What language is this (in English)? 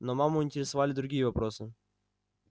Russian